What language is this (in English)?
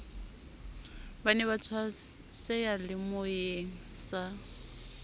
Southern Sotho